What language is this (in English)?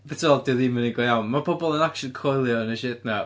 Welsh